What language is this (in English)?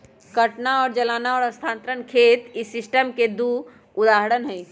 Magahi